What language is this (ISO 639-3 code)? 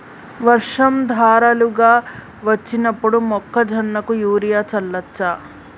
tel